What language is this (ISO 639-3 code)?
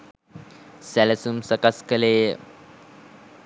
sin